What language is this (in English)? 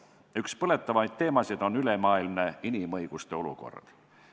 Estonian